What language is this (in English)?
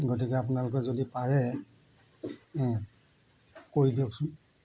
Assamese